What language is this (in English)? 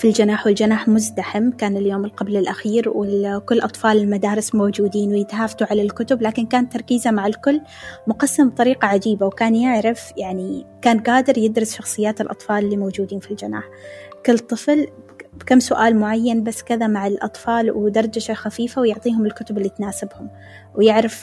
Arabic